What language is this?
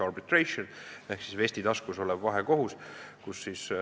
Estonian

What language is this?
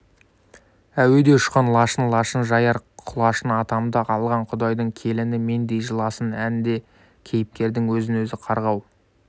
Kazakh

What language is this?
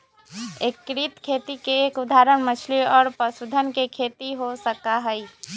Magahi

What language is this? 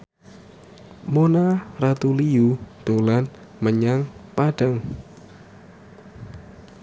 Javanese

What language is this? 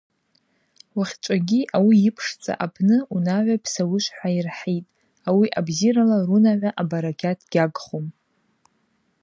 Abaza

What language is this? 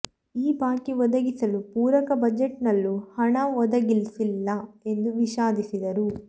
Kannada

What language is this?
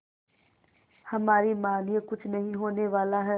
Hindi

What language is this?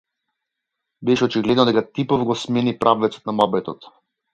Macedonian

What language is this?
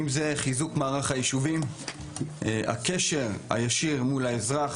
Hebrew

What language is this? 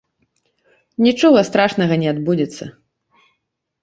Belarusian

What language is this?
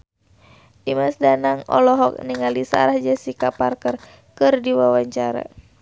Sundanese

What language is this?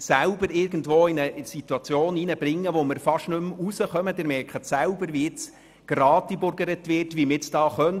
Swiss German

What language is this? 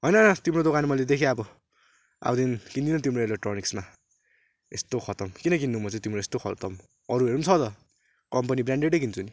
Nepali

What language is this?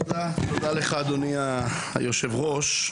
Hebrew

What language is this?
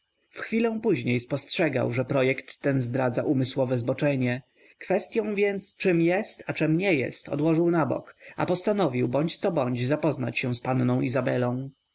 Polish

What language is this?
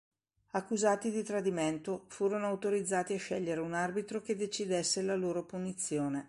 Italian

